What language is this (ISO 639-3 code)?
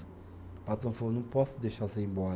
por